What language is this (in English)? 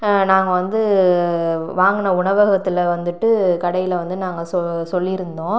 Tamil